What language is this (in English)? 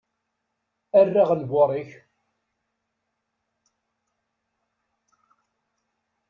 Kabyle